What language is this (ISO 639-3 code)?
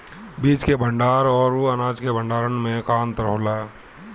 bho